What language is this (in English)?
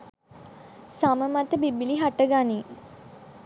Sinhala